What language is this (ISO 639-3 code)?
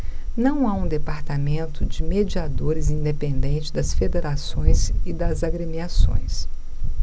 por